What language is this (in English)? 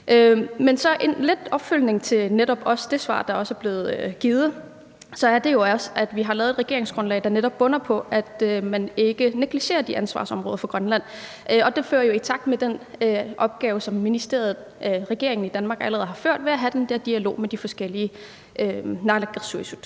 Danish